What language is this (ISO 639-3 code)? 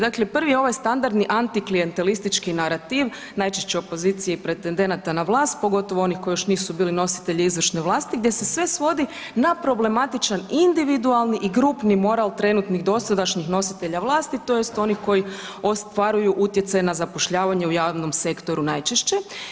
hrv